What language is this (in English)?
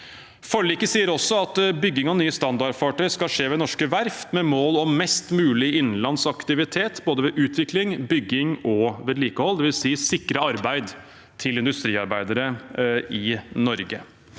Norwegian